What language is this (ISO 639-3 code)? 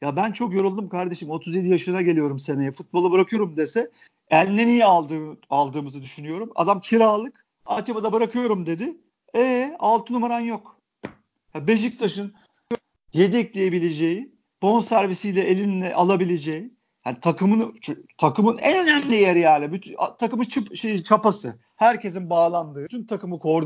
tur